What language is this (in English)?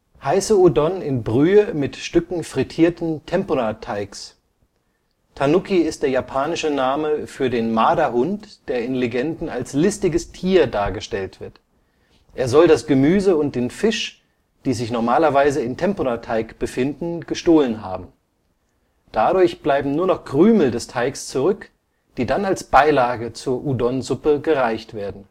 German